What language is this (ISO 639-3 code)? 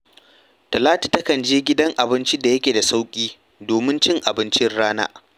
hau